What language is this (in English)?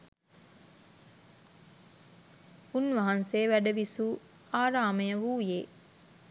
Sinhala